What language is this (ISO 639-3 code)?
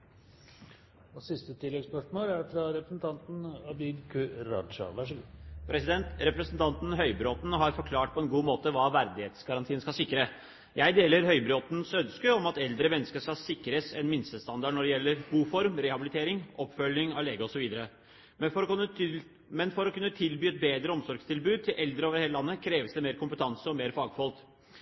nor